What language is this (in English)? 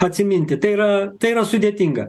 Lithuanian